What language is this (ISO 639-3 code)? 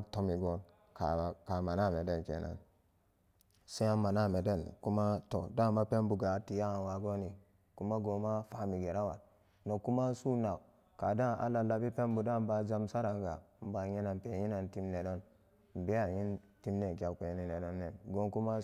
ccg